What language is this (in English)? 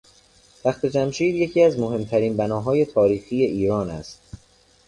Persian